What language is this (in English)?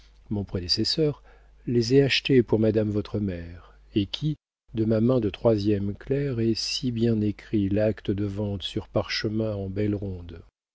French